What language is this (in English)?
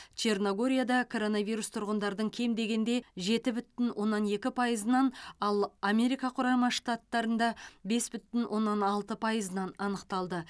Kazakh